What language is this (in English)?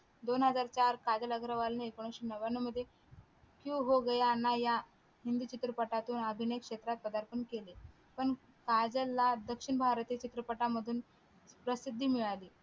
Marathi